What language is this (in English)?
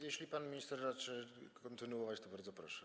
Polish